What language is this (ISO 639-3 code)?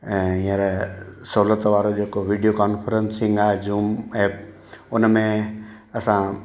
snd